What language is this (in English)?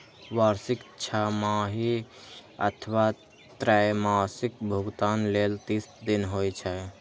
Maithili